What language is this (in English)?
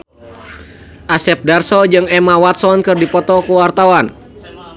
Sundanese